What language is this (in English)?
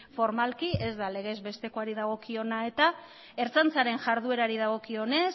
Basque